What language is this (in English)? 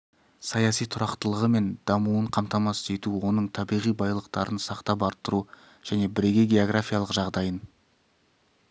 Kazakh